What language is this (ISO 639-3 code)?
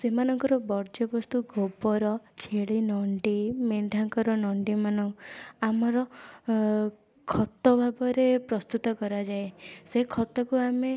ori